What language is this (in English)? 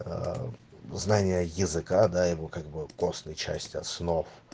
Russian